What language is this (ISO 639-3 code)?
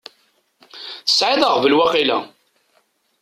kab